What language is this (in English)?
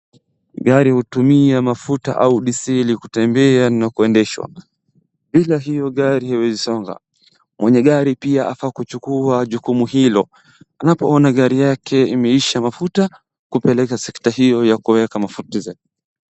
Swahili